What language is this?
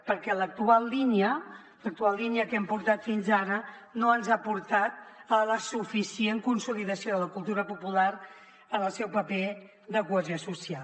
Catalan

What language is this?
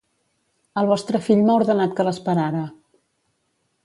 Catalan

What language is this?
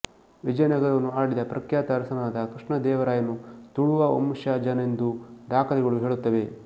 Kannada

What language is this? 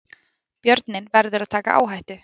Icelandic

